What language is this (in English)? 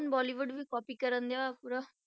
Punjabi